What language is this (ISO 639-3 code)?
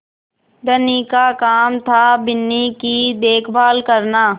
hin